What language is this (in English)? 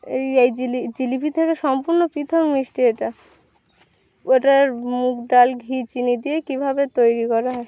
Bangla